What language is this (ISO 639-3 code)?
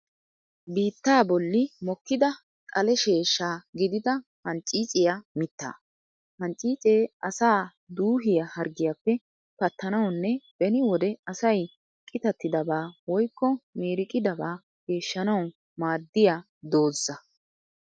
wal